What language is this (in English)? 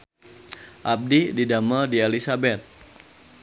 Sundanese